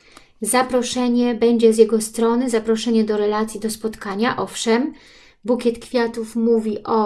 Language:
Polish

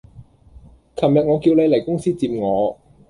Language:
Cantonese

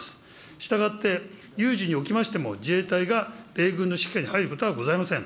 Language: Japanese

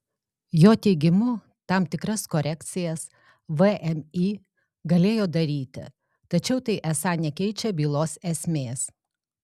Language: Lithuanian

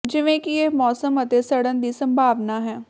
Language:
Punjabi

